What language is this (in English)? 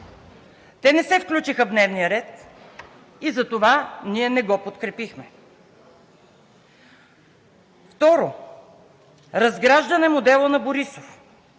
Bulgarian